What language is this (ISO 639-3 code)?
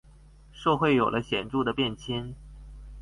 zho